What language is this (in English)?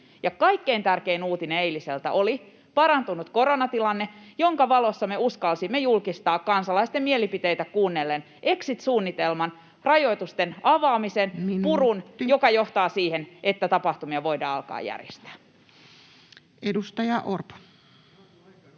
Finnish